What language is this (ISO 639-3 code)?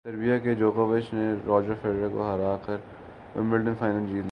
urd